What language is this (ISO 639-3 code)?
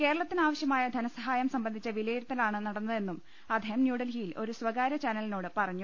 mal